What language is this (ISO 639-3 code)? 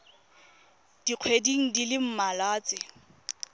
tsn